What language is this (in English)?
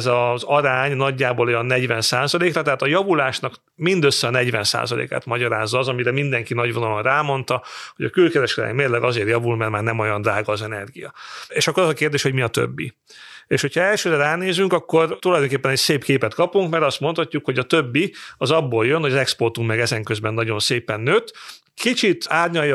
Hungarian